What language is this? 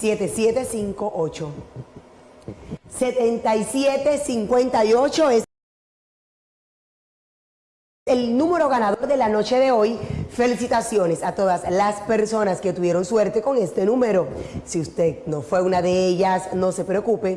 Spanish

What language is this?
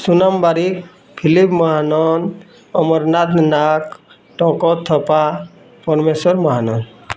Odia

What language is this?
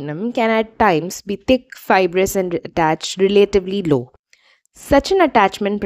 English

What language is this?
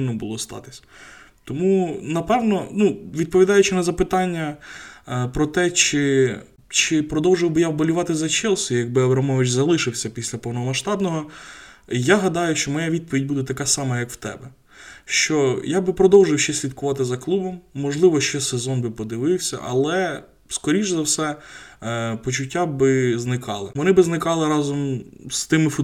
Ukrainian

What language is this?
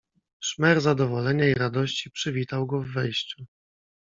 Polish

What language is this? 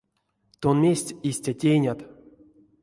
Erzya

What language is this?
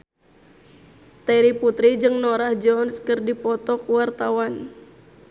Sundanese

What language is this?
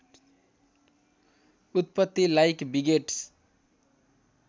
Nepali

